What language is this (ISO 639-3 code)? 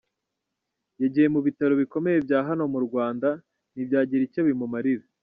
kin